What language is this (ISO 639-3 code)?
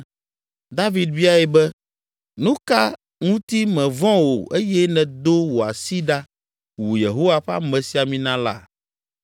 ewe